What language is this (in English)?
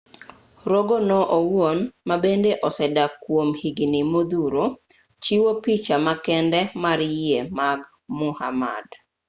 Luo (Kenya and Tanzania)